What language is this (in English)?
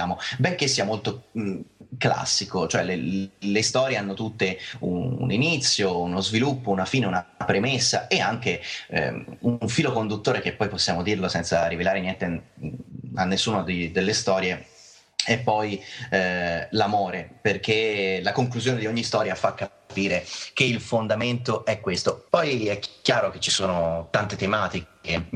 Italian